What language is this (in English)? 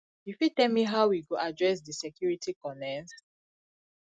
Nigerian Pidgin